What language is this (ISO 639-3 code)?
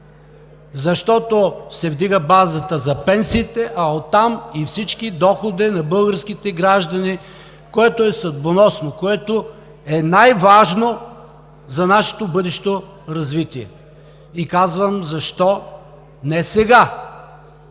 bul